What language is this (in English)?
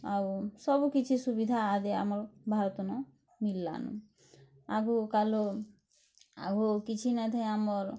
Odia